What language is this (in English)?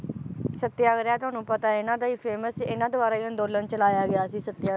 Punjabi